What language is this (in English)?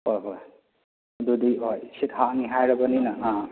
Manipuri